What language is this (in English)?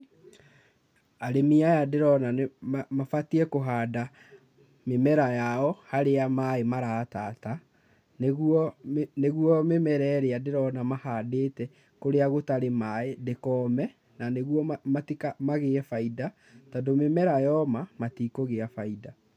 Kikuyu